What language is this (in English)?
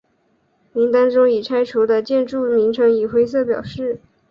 Chinese